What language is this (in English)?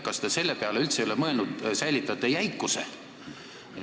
Estonian